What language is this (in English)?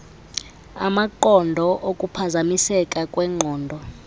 Xhosa